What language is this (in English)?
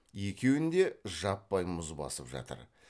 Kazakh